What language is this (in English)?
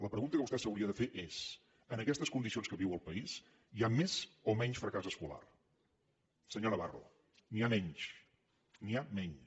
Catalan